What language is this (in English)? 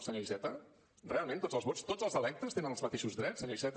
Catalan